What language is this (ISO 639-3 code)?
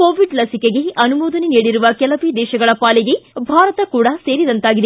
kan